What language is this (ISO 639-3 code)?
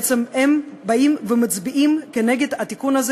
heb